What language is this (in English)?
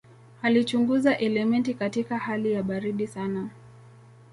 Swahili